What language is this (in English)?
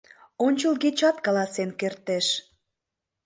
Mari